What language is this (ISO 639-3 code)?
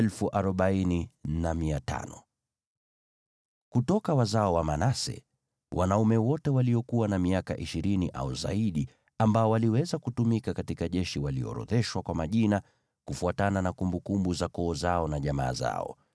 swa